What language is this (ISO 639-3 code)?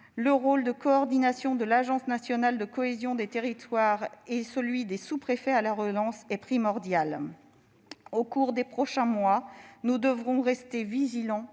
fra